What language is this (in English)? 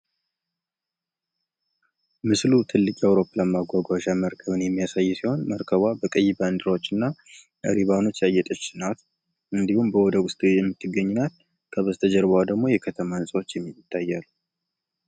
Amharic